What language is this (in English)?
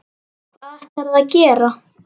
Icelandic